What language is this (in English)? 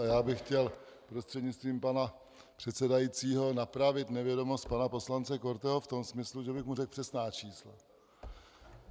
Czech